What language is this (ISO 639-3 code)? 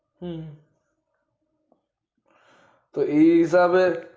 guj